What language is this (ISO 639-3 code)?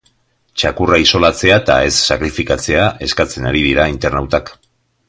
eus